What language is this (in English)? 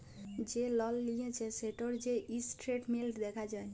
Bangla